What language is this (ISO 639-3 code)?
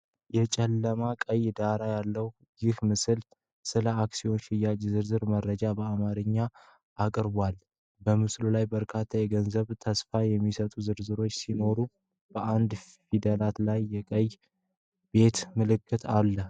amh